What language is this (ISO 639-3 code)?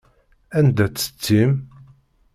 kab